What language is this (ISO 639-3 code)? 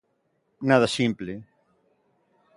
glg